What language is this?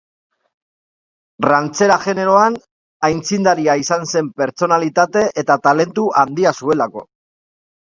Basque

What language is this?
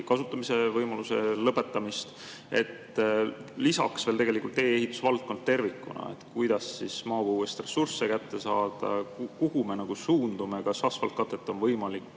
Estonian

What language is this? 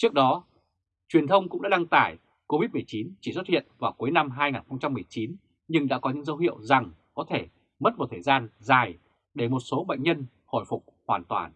Vietnamese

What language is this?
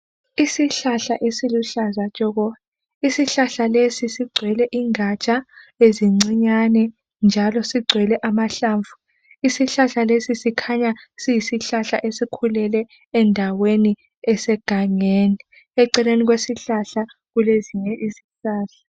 North Ndebele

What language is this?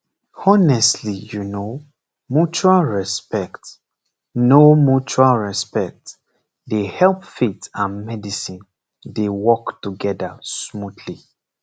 Nigerian Pidgin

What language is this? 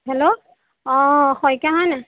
Assamese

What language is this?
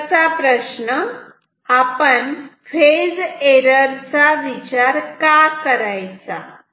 Marathi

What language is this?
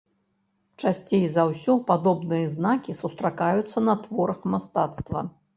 Belarusian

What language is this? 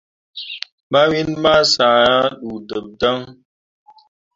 Mundang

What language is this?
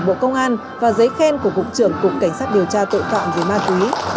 Vietnamese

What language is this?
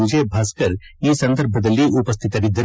Kannada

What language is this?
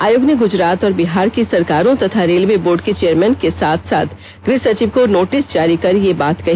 Hindi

